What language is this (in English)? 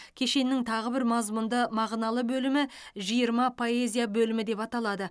Kazakh